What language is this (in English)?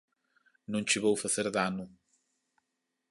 Galician